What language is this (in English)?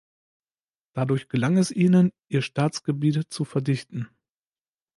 German